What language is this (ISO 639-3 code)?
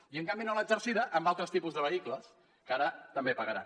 cat